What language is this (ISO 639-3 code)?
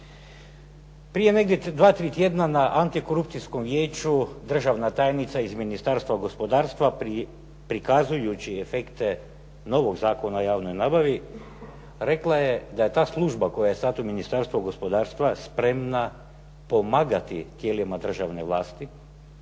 hrv